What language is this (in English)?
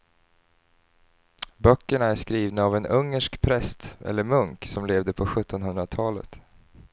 Swedish